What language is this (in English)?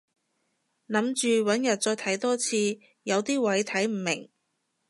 Cantonese